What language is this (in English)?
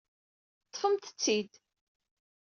Kabyle